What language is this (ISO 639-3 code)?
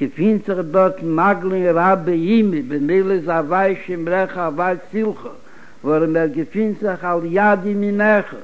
heb